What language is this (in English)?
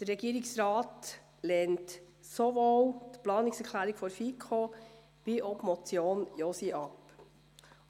Swiss German